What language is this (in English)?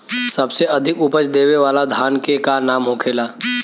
Bhojpuri